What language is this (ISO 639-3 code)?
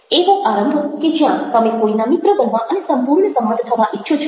guj